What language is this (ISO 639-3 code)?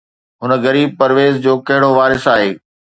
snd